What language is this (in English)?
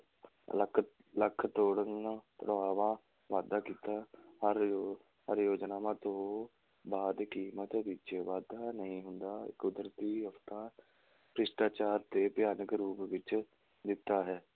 Punjabi